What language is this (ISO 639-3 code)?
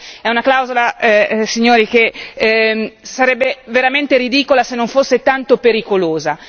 ita